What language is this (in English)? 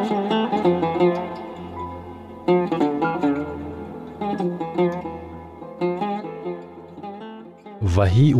Persian